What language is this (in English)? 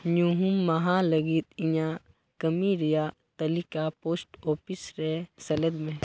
Santali